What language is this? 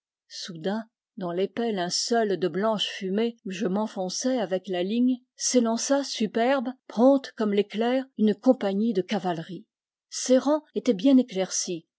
French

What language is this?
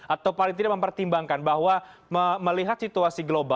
Indonesian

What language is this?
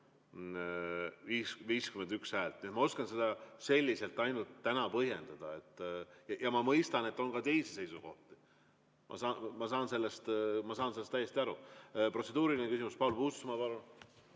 Estonian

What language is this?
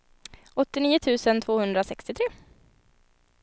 Swedish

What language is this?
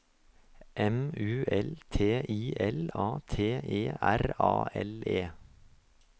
Norwegian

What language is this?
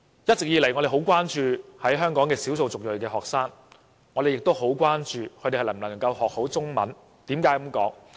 Cantonese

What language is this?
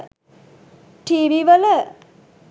Sinhala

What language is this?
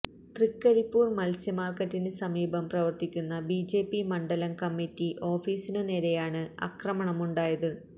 Malayalam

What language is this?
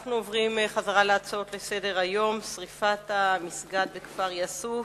Hebrew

